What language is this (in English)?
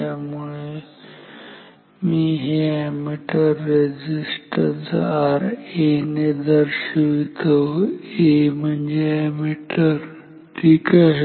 Marathi